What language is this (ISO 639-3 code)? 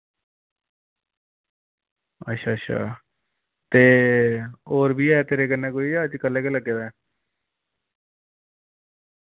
doi